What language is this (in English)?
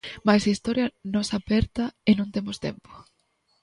Galician